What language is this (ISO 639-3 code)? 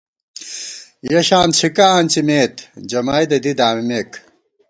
gwt